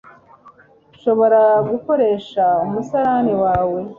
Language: Kinyarwanda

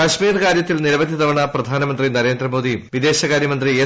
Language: Malayalam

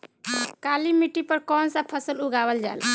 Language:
Bhojpuri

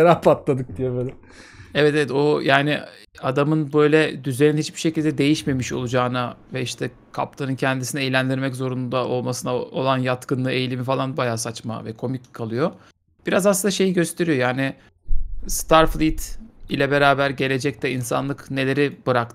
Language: Turkish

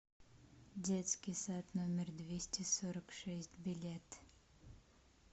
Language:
Russian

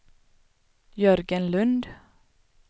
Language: Swedish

